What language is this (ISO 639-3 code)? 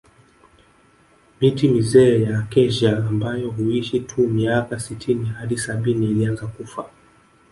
swa